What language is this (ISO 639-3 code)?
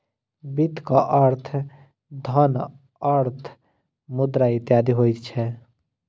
mai